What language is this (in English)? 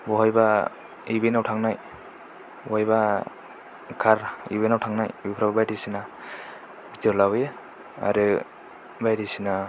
Bodo